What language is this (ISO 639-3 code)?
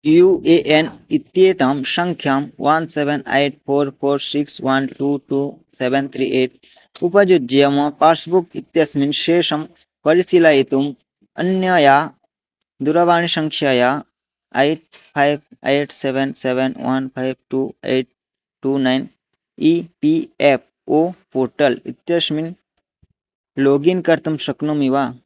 san